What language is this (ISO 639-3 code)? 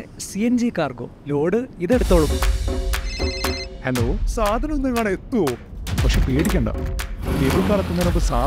mal